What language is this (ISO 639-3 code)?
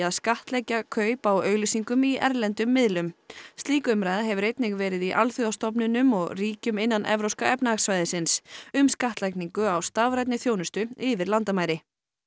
isl